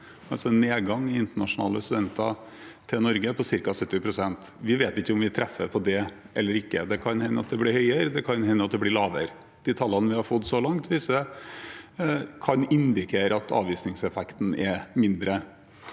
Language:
Norwegian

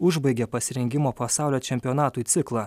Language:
Lithuanian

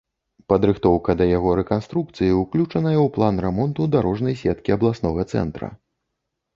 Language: Belarusian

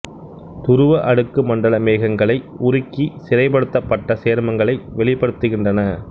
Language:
Tamil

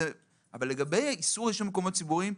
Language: Hebrew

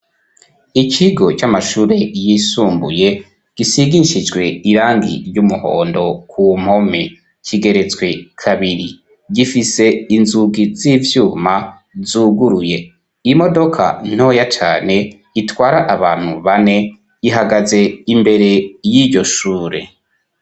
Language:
Rundi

